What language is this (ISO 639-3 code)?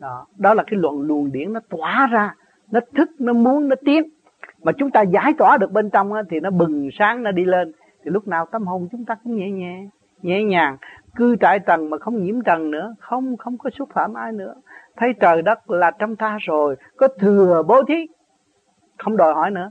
vie